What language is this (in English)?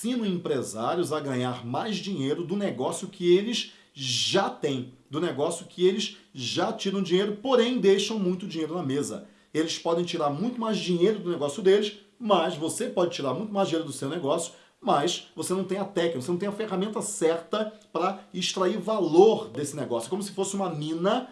Portuguese